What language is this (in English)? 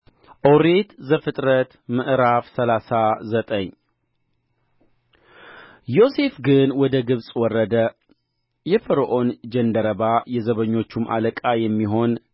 Amharic